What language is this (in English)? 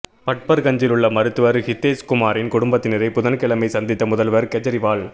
Tamil